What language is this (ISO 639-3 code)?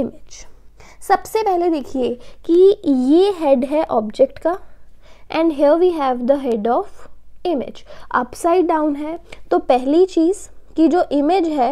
hin